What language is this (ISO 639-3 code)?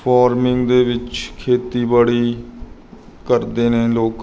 pan